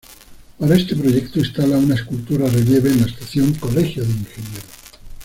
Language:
Spanish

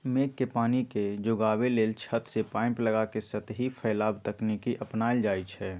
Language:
Magahi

